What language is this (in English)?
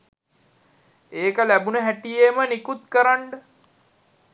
Sinhala